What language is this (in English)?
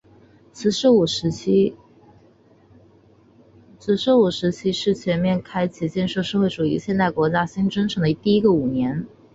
Chinese